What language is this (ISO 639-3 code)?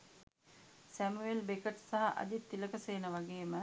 sin